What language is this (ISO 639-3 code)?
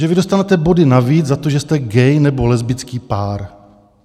ces